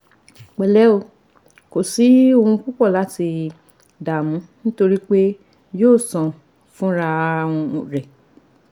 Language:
Yoruba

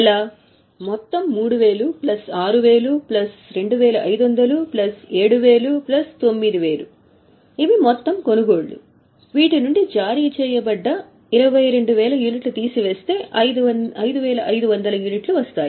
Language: Telugu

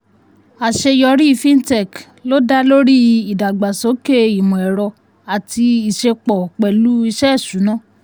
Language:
Yoruba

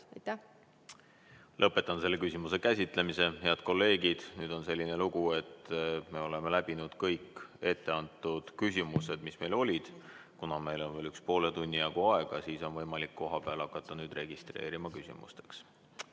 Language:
Estonian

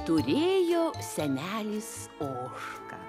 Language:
Lithuanian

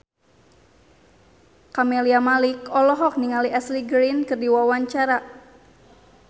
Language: Sundanese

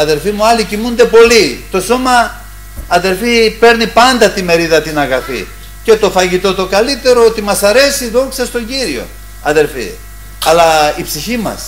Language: Greek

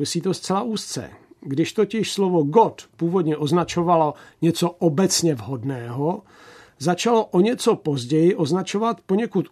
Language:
Czech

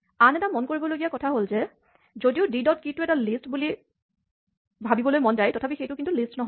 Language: Assamese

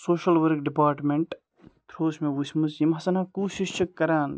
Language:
Kashmiri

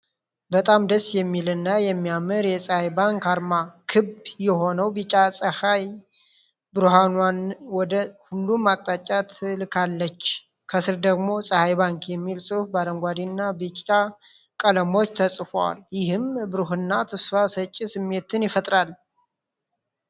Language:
Amharic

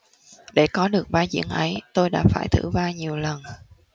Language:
Vietnamese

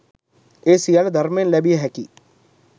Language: Sinhala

